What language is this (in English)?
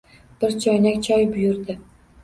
Uzbek